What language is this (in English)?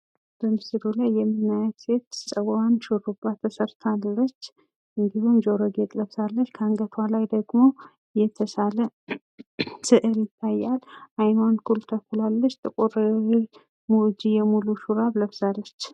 Amharic